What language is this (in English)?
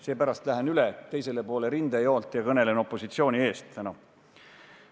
Estonian